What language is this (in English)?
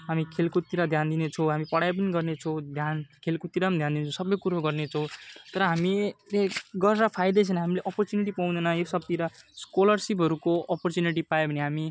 Nepali